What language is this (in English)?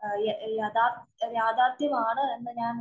Malayalam